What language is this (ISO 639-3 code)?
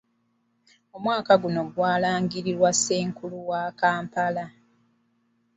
lug